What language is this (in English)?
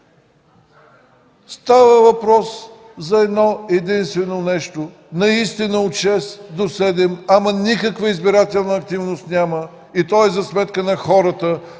Bulgarian